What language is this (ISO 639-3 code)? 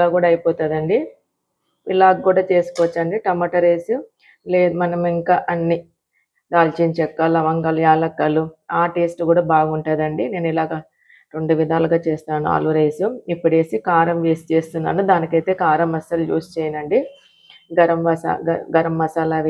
tel